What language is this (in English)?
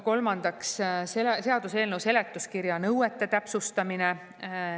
Estonian